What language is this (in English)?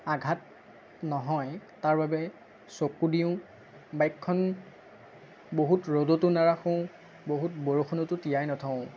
Assamese